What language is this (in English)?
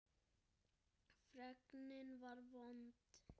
Icelandic